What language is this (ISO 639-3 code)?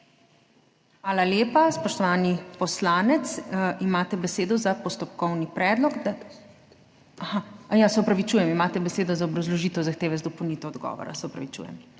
slv